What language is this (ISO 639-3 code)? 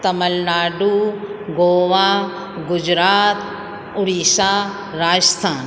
snd